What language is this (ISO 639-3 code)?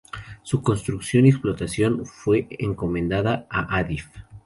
spa